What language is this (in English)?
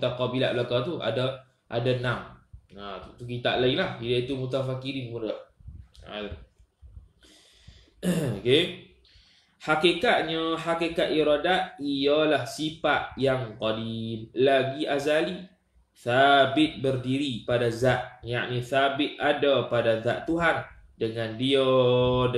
Malay